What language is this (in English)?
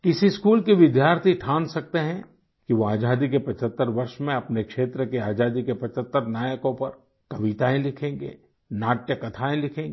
Hindi